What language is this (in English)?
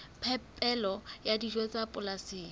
Southern Sotho